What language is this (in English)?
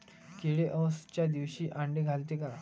Marathi